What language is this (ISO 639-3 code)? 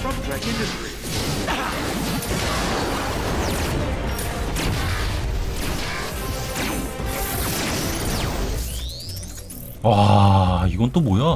kor